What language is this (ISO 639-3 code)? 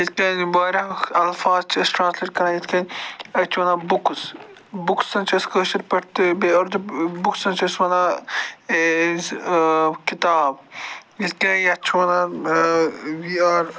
kas